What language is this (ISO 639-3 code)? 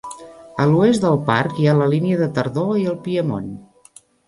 cat